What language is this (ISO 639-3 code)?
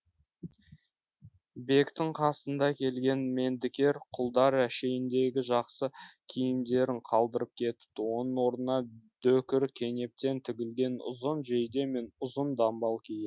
kaz